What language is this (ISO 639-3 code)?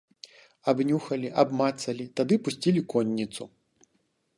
bel